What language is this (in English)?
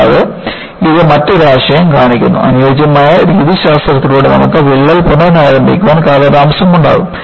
Malayalam